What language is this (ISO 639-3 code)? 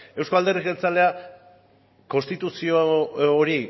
eus